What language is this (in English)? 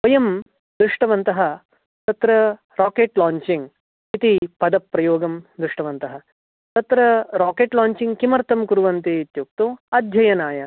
Sanskrit